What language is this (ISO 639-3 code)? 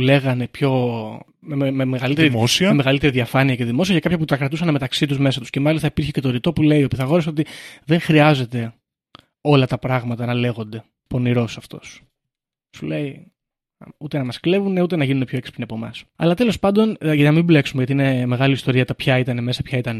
ell